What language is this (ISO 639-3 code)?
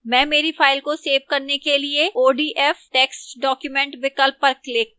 hin